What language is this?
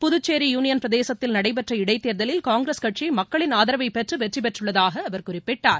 Tamil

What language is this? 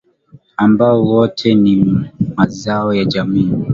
Swahili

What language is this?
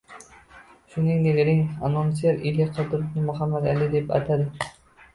Uzbek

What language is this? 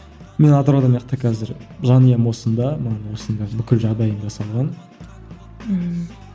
Kazakh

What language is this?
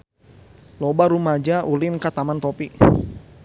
Sundanese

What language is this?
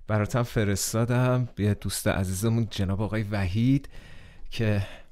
Persian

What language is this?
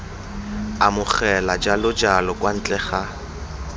Tswana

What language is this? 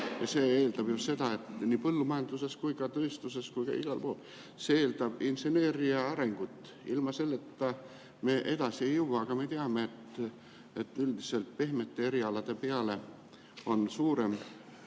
Estonian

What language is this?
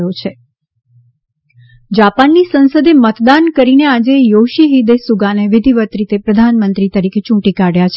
Gujarati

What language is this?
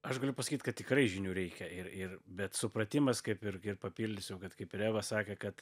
Lithuanian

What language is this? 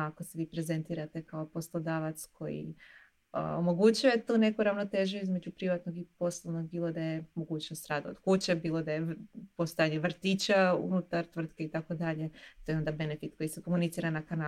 Croatian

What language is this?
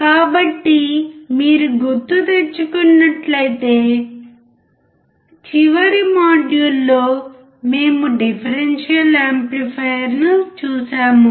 Telugu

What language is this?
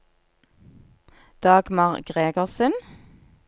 Norwegian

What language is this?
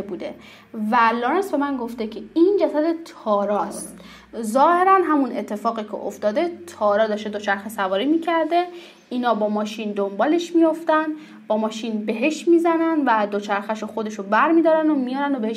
Persian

